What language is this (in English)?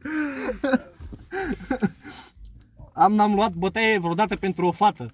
Romanian